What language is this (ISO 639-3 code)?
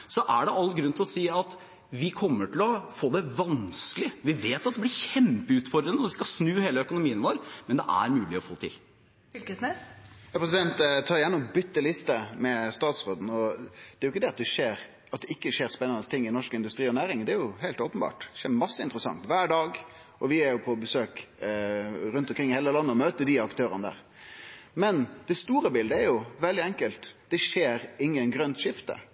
nor